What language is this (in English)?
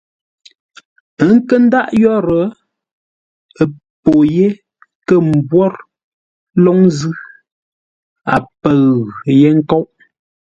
Ngombale